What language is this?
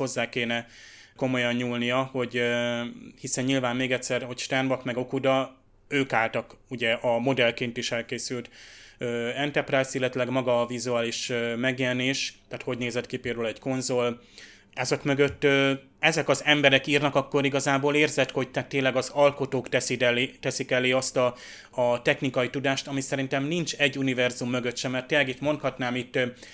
Hungarian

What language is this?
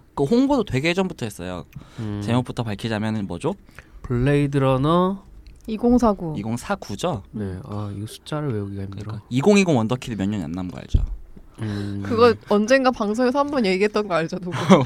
Korean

